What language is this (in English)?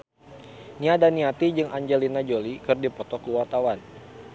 Sundanese